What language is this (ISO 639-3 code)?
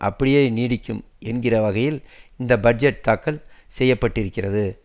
tam